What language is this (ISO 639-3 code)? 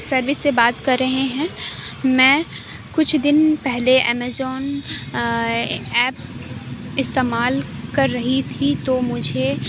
urd